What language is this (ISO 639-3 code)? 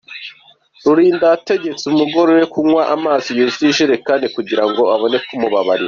kin